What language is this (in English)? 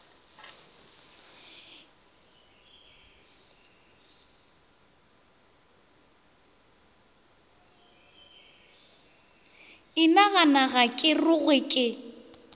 Northern Sotho